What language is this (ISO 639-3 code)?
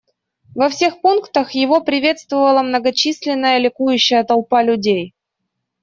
rus